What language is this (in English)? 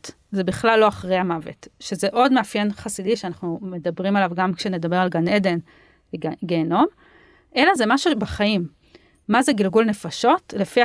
Hebrew